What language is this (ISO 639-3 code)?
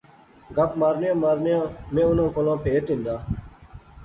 phr